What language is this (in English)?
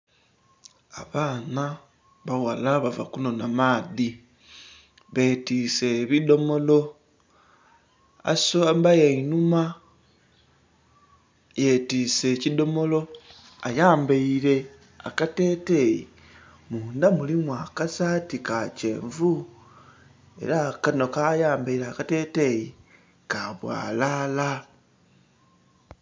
Soga